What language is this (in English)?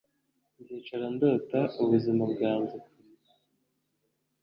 Kinyarwanda